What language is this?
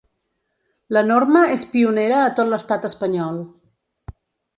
Catalan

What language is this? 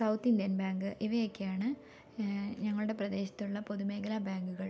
Malayalam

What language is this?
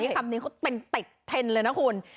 Thai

